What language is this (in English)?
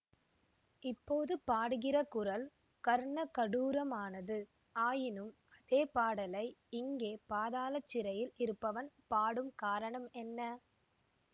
Tamil